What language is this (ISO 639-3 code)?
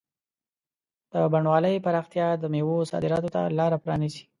pus